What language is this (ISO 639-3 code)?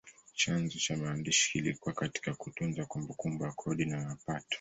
swa